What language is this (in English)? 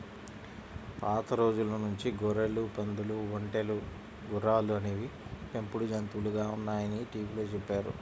Telugu